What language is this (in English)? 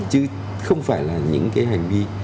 Vietnamese